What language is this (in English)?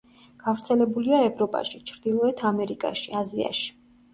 Georgian